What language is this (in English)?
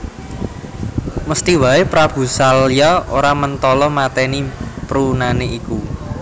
Javanese